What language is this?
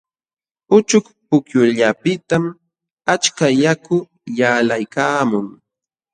Jauja Wanca Quechua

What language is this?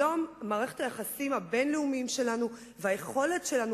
Hebrew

